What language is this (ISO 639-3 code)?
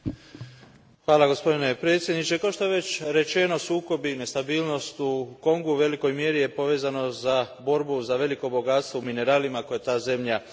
hrv